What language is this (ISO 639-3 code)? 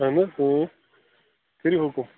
kas